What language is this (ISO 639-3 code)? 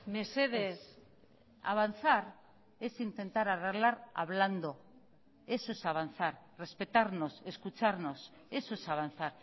spa